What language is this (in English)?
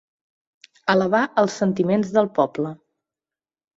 Catalan